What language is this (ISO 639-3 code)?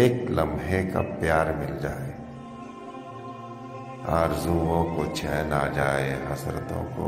urd